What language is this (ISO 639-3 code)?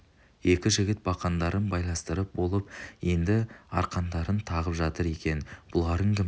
kaz